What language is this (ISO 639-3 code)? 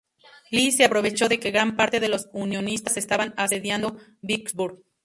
spa